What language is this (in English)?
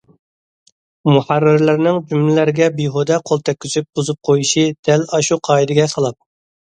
Uyghur